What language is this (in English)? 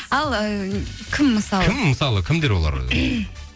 Kazakh